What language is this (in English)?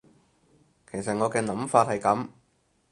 Cantonese